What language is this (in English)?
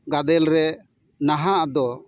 Santali